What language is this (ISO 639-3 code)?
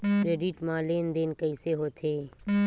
hne